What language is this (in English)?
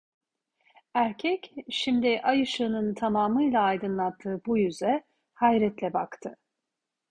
Turkish